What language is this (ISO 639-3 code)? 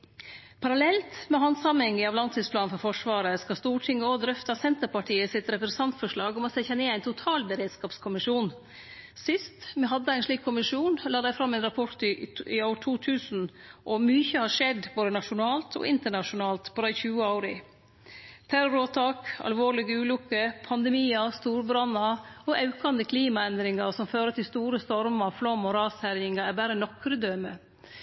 nno